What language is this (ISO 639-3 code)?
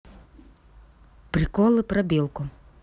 rus